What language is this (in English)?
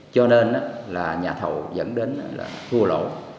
Vietnamese